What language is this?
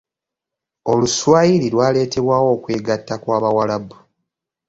Ganda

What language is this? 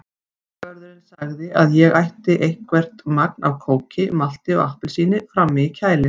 Icelandic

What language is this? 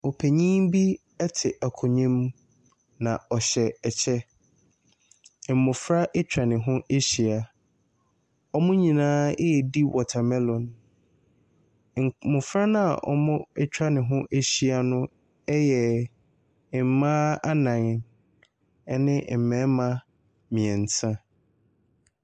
Akan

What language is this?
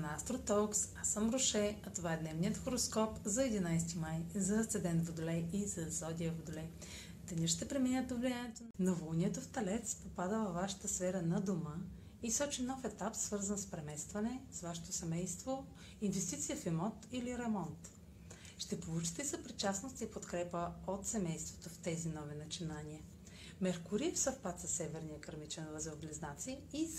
Bulgarian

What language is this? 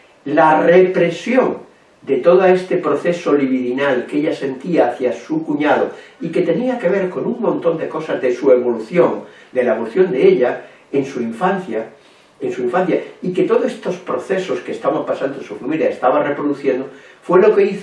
Spanish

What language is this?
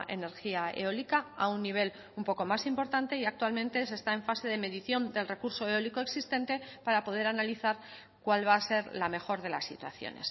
Spanish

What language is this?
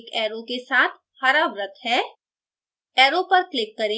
Hindi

